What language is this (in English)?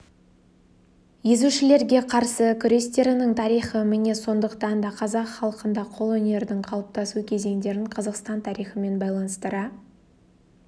Kazakh